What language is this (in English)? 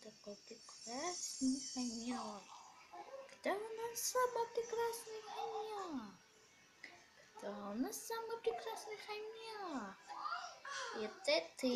Russian